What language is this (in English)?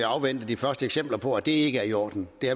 Danish